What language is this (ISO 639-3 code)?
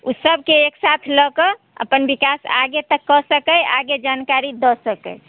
mai